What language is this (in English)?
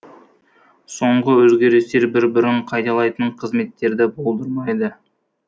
Kazakh